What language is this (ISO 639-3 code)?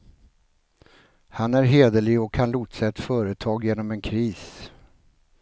swe